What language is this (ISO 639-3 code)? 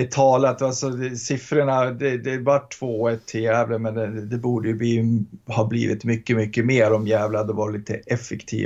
swe